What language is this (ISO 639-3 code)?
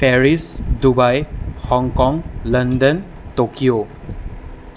asm